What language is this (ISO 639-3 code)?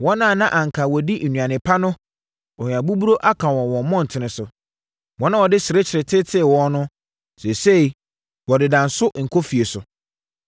aka